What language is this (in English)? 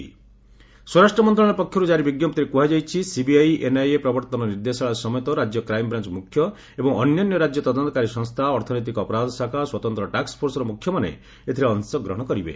Odia